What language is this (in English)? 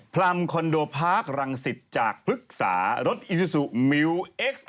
Thai